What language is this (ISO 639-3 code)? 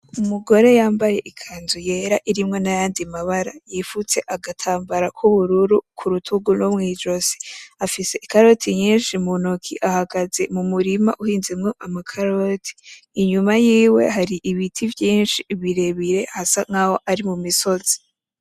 run